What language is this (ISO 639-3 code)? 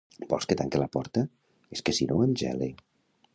cat